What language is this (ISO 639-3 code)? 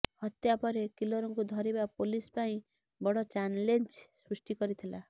ori